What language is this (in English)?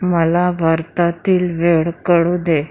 Marathi